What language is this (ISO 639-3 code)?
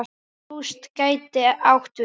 isl